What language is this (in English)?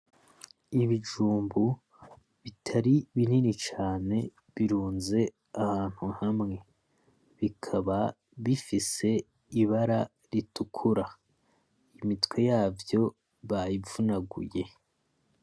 Rundi